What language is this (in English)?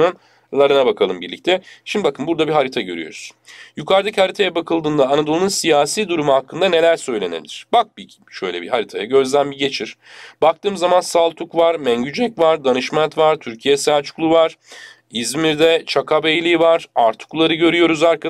Turkish